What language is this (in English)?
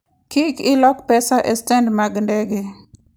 Luo (Kenya and Tanzania)